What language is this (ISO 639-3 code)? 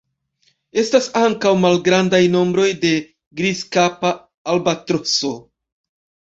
epo